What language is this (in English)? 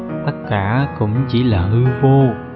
Vietnamese